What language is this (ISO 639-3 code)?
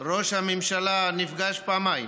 heb